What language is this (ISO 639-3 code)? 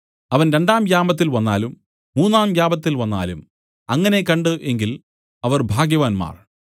mal